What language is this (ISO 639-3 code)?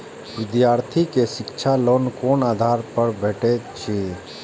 mai